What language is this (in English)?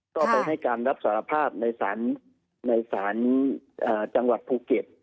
Thai